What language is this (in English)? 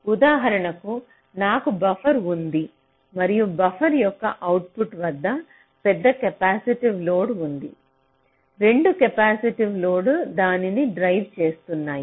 Telugu